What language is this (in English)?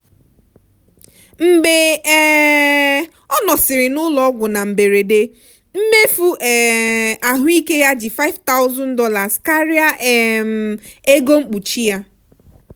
Igbo